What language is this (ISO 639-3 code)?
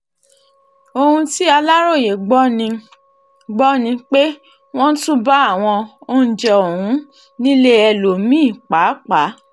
yor